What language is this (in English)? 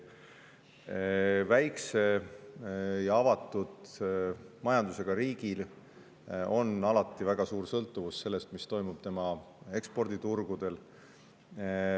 Estonian